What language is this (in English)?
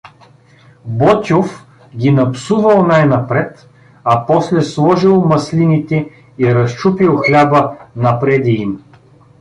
Bulgarian